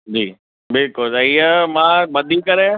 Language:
Sindhi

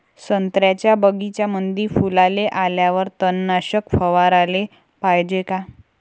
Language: Marathi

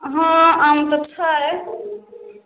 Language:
Maithili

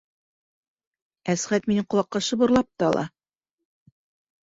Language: Bashkir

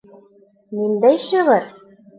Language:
Bashkir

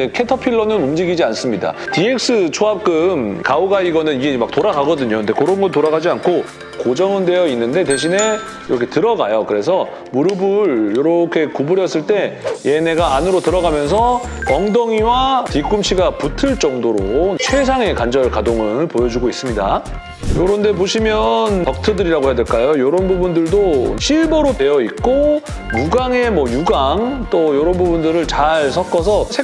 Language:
Korean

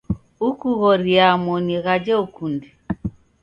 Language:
Taita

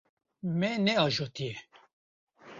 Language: Kurdish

